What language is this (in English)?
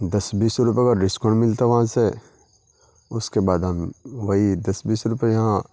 Urdu